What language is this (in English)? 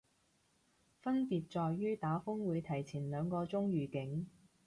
Cantonese